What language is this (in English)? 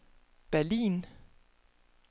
Danish